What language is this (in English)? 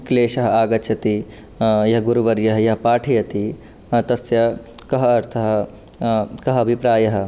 Sanskrit